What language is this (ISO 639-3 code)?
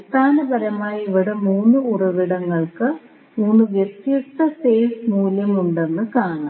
mal